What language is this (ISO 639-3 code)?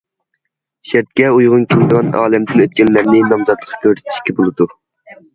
uig